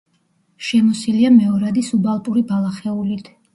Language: Georgian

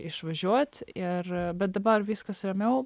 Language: Lithuanian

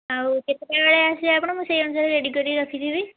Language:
Odia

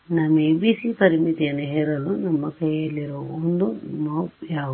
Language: Kannada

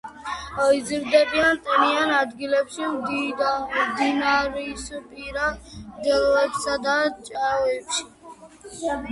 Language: Georgian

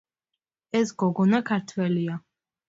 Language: Georgian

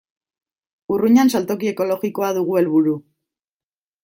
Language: Basque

